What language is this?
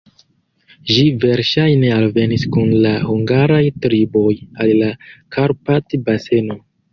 Esperanto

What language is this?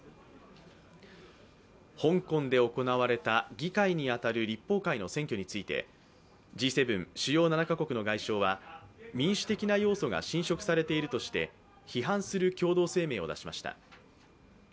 Japanese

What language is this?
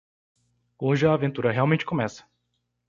Portuguese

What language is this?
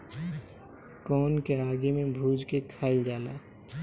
Bhojpuri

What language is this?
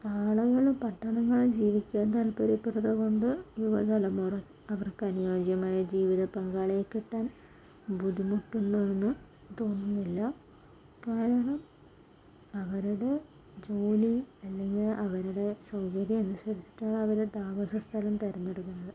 Malayalam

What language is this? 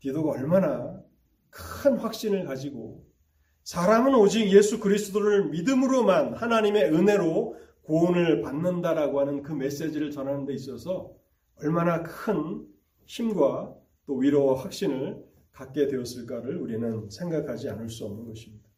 Korean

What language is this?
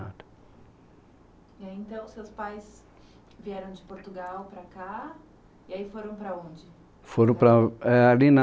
Portuguese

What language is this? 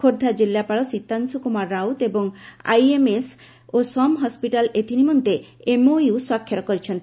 Odia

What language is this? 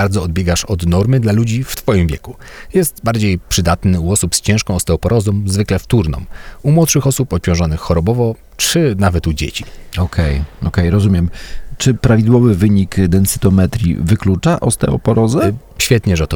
Polish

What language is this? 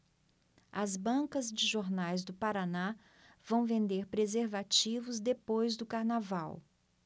Portuguese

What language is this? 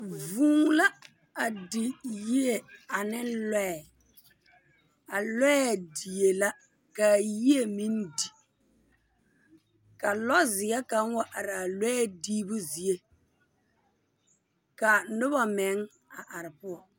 Southern Dagaare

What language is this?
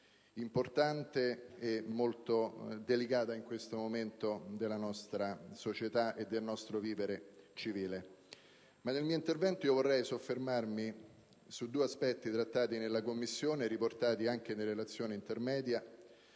Italian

